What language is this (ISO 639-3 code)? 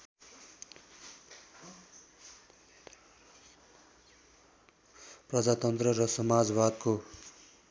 nep